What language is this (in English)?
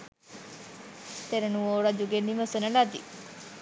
Sinhala